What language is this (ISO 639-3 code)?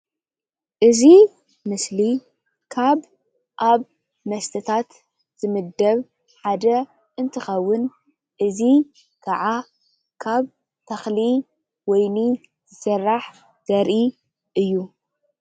tir